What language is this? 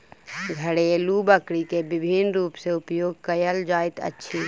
Maithili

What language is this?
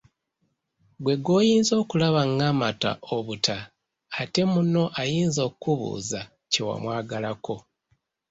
Ganda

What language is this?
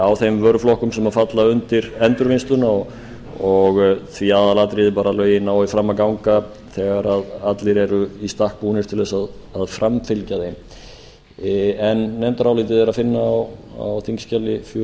Icelandic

